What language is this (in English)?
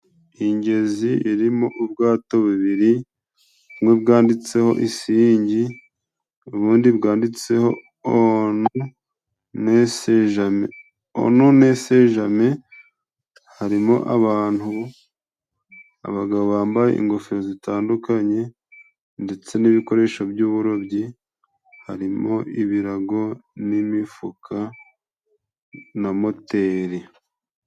Kinyarwanda